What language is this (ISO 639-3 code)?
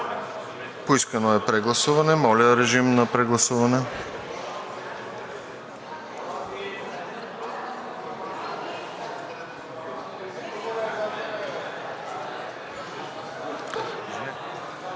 bul